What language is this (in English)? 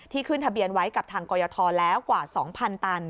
Thai